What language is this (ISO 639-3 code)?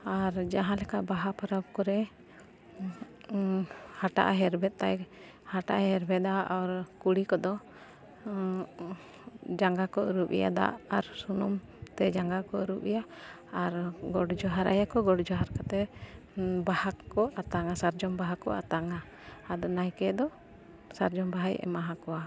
sat